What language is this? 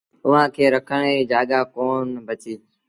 Sindhi Bhil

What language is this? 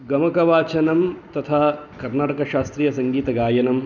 Sanskrit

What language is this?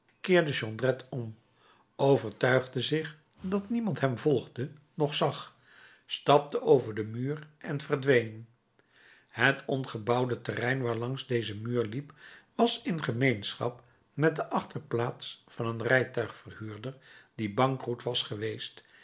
Dutch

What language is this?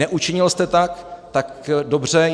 Czech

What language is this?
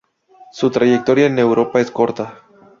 Spanish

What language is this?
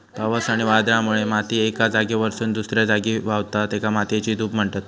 Marathi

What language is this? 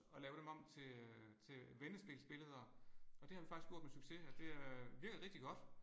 Danish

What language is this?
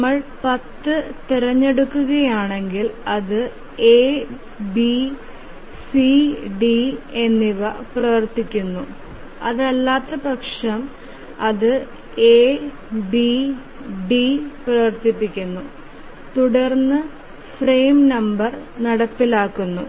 Malayalam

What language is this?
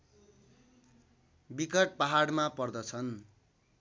Nepali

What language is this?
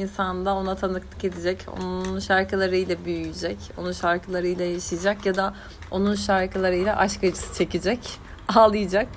Turkish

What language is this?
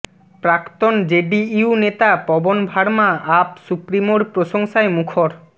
Bangla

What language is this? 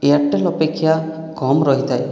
Odia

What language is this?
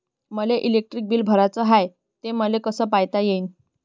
Marathi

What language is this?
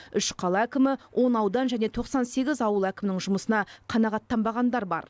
Kazakh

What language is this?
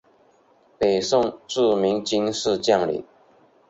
Chinese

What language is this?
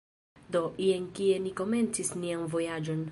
Esperanto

